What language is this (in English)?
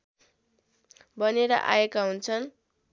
Nepali